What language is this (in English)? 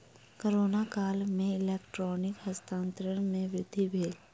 Maithili